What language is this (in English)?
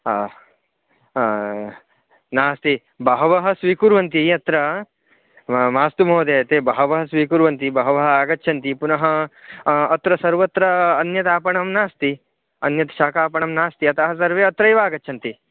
Sanskrit